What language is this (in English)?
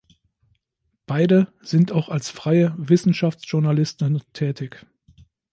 German